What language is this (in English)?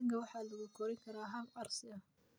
Somali